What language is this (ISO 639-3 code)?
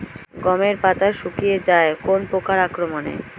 ben